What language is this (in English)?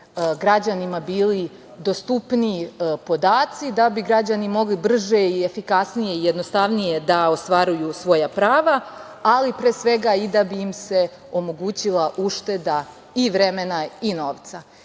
Serbian